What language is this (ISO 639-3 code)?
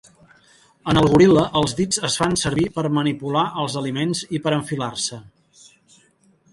cat